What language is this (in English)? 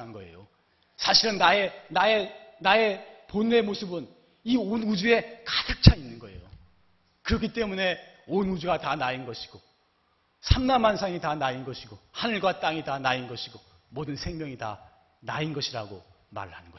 Korean